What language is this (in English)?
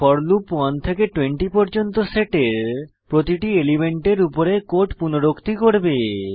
Bangla